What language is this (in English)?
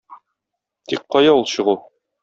Tatar